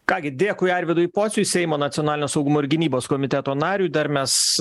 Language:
Lithuanian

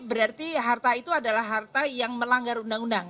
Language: Indonesian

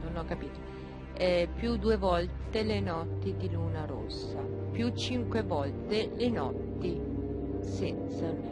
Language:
Italian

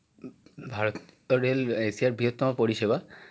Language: Bangla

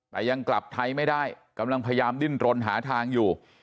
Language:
Thai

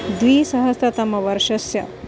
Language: Sanskrit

